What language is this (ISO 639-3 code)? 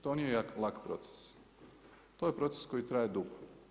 hrv